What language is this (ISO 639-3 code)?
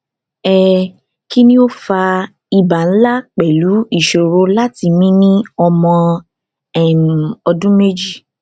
yor